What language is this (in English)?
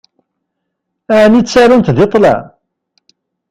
Kabyle